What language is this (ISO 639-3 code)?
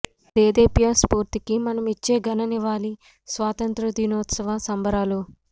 tel